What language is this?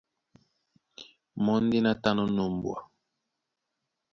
Duala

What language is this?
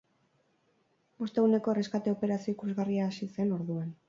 Basque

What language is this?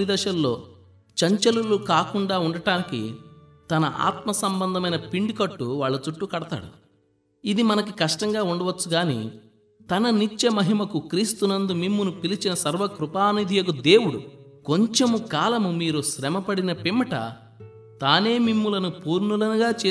Telugu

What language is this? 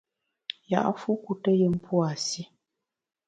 Bamun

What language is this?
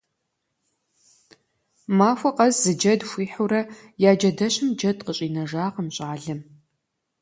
Kabardian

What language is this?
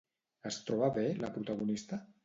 Catalan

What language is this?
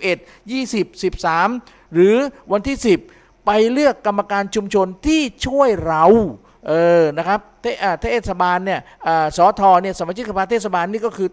Thai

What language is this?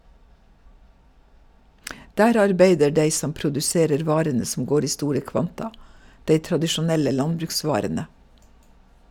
Norwegian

